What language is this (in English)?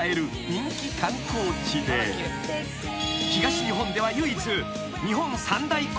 Japanese